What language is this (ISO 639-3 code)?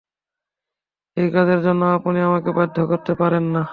ben